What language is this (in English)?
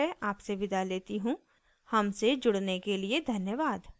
Hindi